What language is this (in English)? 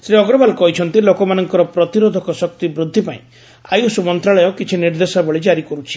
Odia